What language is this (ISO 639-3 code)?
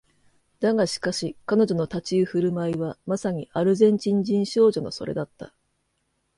jpn